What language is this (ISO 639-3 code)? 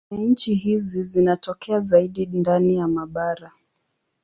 swa